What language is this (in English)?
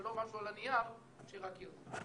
Hebrew